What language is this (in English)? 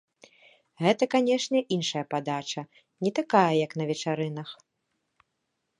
Belarusian